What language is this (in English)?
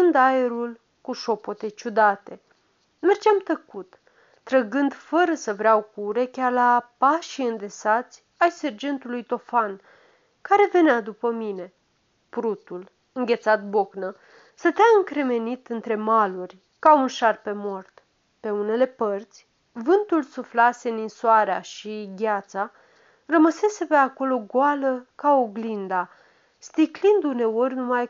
Romanian